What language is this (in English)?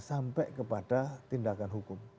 Indonesian